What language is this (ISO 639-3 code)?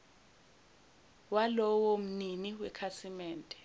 zul